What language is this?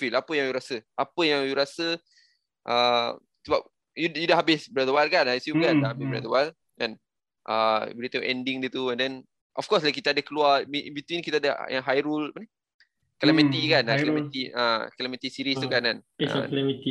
Malay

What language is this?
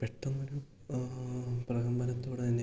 Malayalam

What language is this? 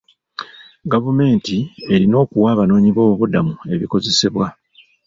Ganda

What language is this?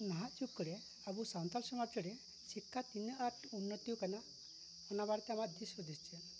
Santali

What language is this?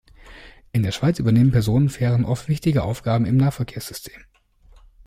German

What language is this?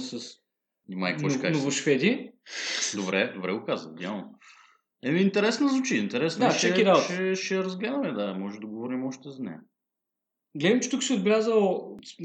Bulgarian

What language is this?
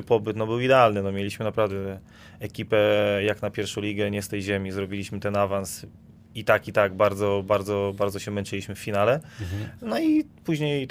Polish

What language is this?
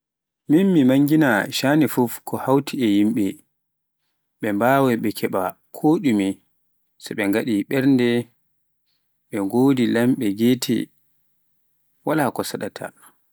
Pular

